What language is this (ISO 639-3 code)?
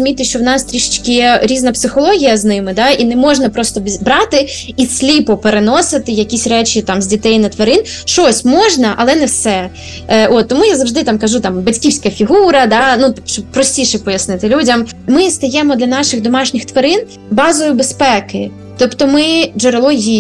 ukr